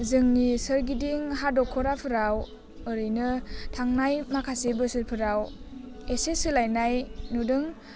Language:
Bodo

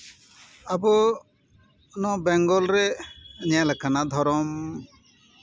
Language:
Santali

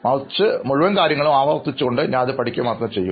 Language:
Malayalam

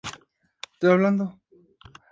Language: Spanish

